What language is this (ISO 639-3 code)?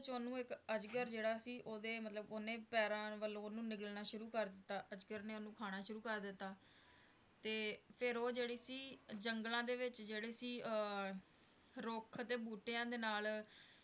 pan